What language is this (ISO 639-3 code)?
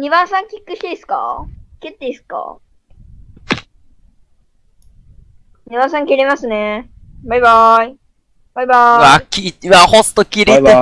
jpn